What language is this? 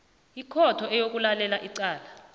South Ndebele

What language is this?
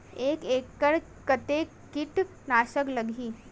Chhattisgarhi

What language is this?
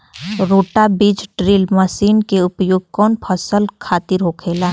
Bhojpuri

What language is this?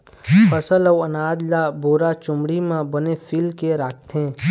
Chhattisgarhi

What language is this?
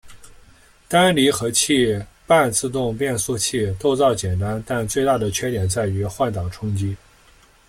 Chinese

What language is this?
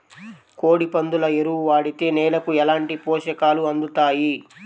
Telugu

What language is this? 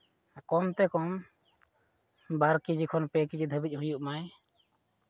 Santali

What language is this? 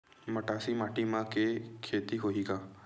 Chhattisgarhi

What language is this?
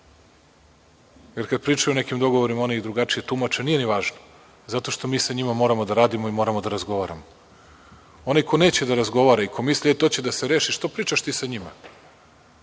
Serbian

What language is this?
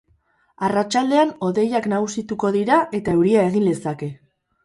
Basque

